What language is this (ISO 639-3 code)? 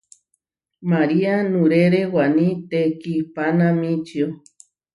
var